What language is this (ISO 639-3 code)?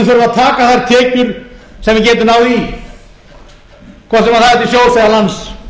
isl